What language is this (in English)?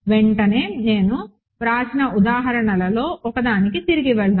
Telugu